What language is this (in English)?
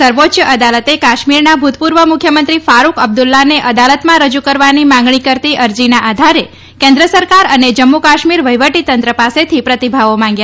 Gujarati